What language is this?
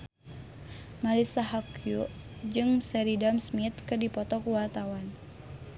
Sundanese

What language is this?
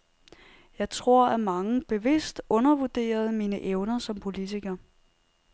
Danish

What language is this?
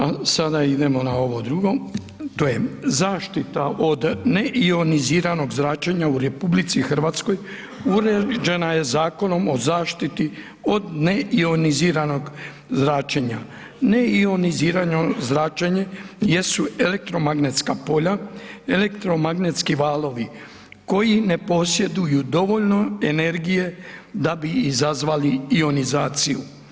Croatian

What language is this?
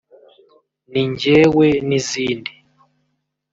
Kinyarwanda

